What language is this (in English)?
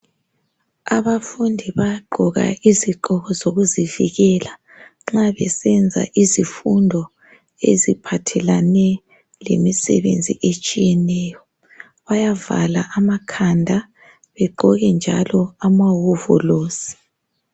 North Ndebele